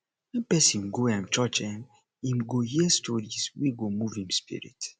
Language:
Nigerian Pidgin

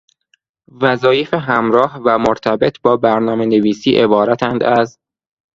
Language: Persian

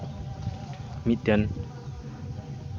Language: Santali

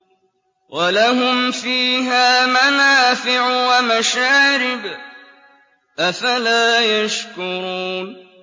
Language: Arabic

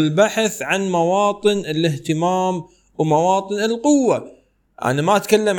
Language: Arabic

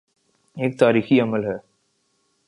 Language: Urdu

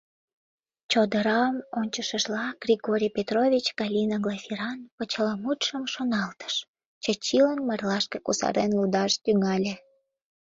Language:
Mari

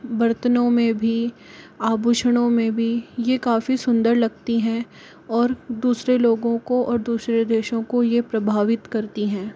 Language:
Hindi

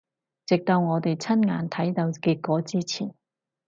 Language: Cantonese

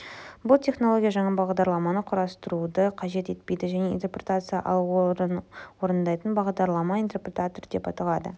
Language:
Kazakh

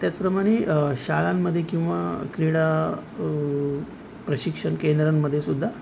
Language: Marathi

